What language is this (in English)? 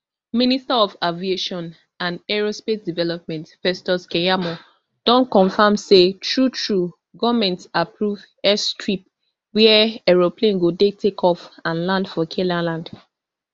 Nigerian Pidgin